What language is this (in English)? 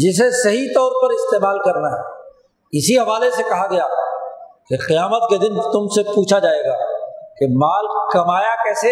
Urdu